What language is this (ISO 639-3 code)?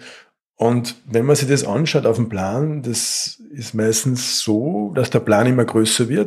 deu